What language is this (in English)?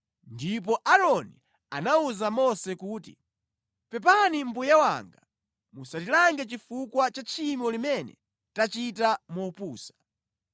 Nyanja